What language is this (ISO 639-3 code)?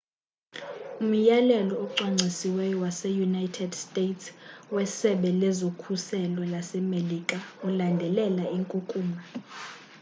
xho